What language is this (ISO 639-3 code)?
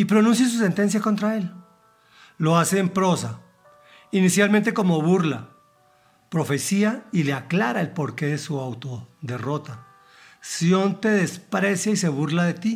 spa